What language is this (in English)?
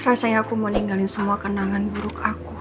Indonesian